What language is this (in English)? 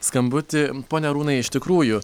Lithuanian